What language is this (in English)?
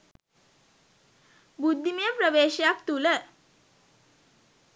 Sinhala